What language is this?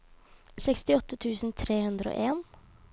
Norwegian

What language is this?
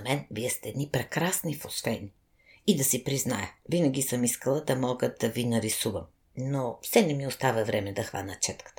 Bulgarian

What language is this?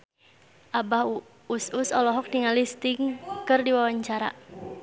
Sundanese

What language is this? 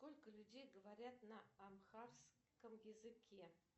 Russian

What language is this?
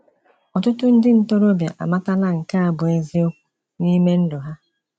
Igbo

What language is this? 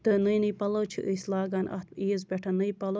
Kashmiri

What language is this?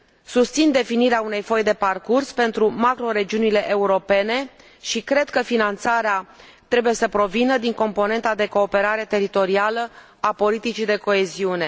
Romanian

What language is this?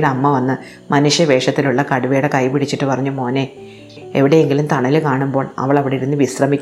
Malayalam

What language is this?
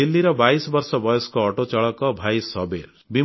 Odia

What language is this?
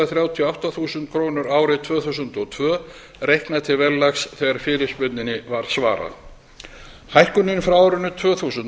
Icelandic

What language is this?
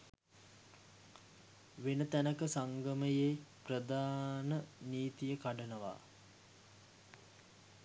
Sinhala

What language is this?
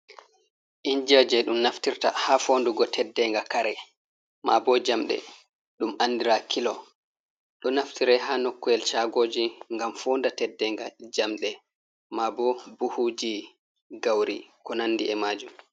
Fula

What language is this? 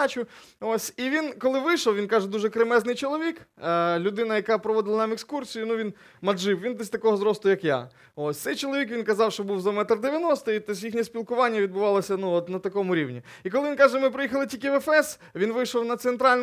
Ukrainian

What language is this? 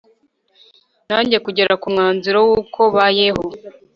Kinyarwanda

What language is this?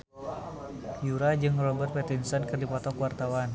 Sundanese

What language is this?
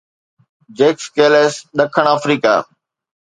Sindhi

